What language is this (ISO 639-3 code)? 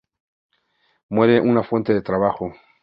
spa